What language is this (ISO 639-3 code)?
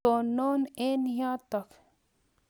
kln